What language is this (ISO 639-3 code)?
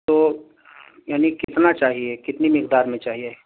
urd